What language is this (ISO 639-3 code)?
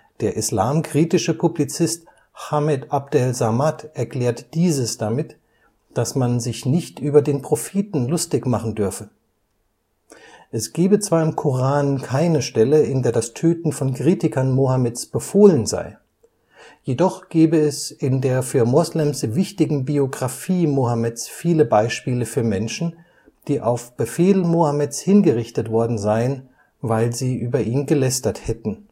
deu